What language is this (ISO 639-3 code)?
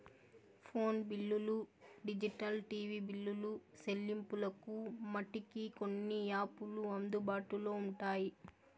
tel